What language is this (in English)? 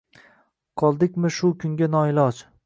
Uzbek